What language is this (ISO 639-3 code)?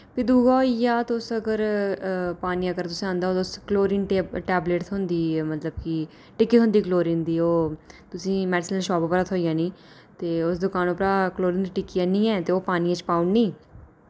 doi